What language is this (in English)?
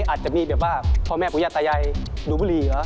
Thai